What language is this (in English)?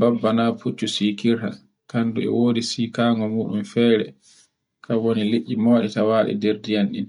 Borgu Fulfulde